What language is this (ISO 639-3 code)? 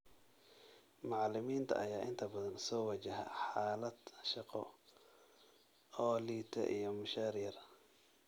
som